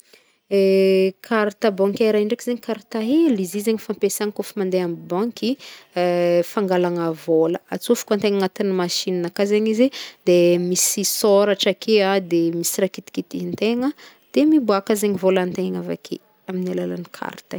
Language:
Northern Betsimisaraka Malagasy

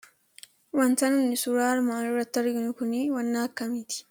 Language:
Oromo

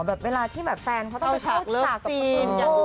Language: Thai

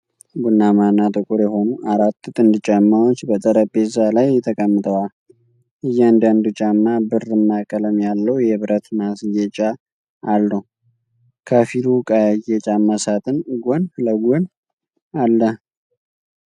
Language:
Amharic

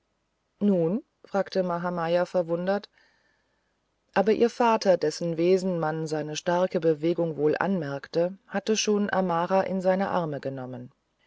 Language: German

